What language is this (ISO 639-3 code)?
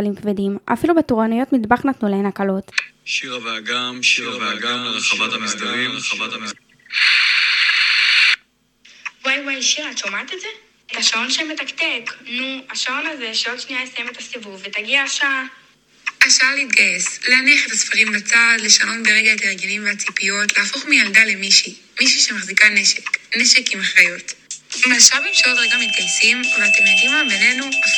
heb